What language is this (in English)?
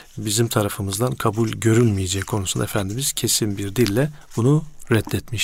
Turkish